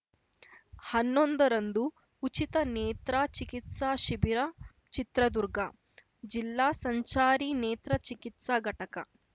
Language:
Kannada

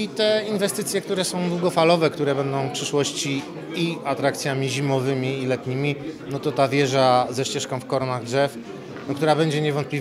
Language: Polish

